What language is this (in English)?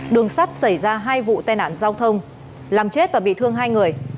Vietnamese